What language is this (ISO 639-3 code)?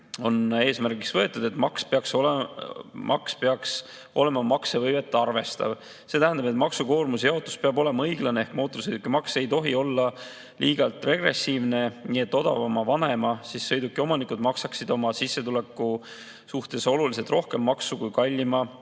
est